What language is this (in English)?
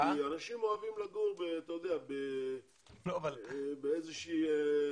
Hebrew